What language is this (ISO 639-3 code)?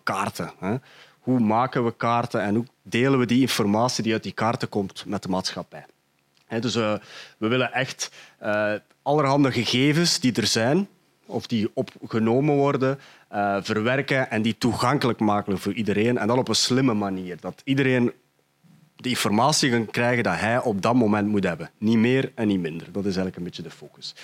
nld